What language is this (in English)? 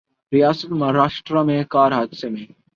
Urdu